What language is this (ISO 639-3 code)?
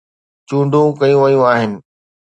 snd